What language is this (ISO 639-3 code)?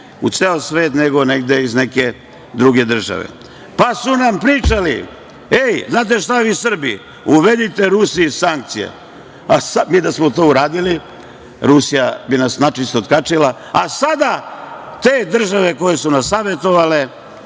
srp